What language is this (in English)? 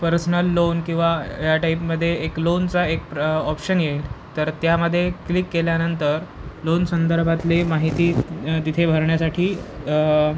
Marathi